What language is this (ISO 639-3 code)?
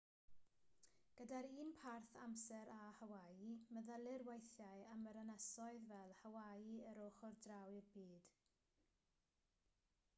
cym